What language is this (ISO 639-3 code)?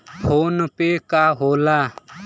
bho